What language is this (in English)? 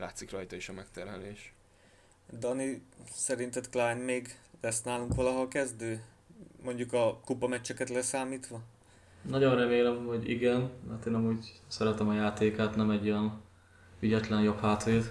Hungarian